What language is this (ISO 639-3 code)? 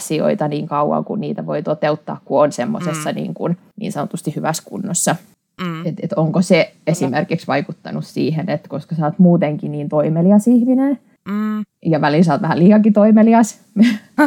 fin